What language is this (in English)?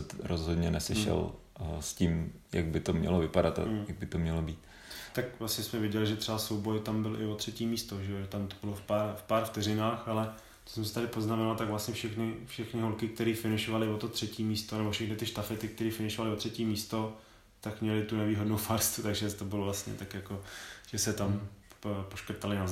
Czech